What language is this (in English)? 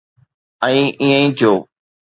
Sindhi